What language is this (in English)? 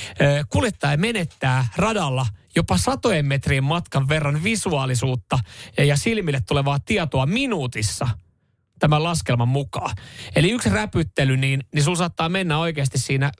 Finnish